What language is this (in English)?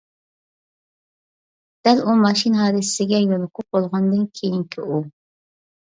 Uyghur